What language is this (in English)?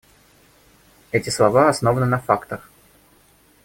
Russian